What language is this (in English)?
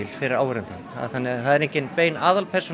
Icelandic